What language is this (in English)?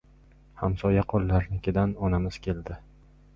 Uzbek